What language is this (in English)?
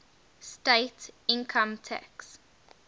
English